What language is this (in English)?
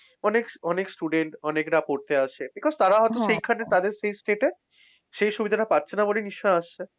Bangla